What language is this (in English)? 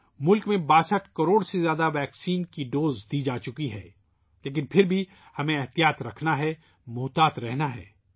Urdu